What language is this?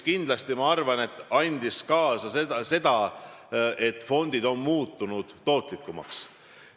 Estonian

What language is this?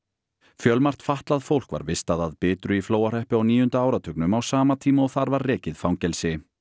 Icelandic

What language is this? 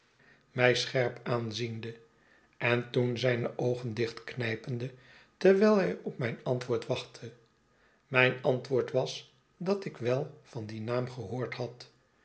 Dutch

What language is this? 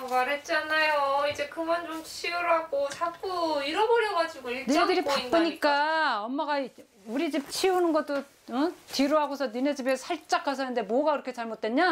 Korean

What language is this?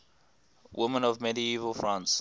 English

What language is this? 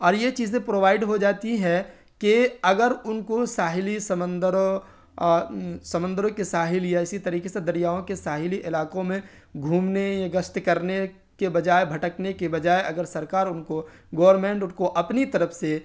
Urdu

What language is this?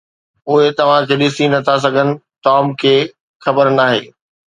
Sindhi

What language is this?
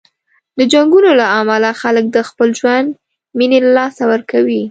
Pashto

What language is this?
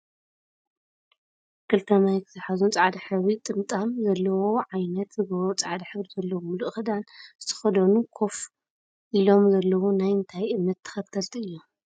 Tigrinya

